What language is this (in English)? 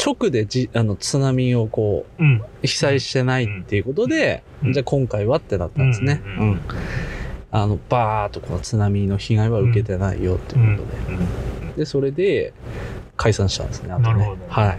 Japanese